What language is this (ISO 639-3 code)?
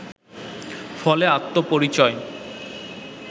ben